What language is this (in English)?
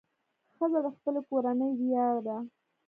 Pashto